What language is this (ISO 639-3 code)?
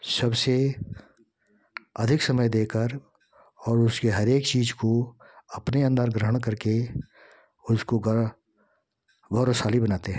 hin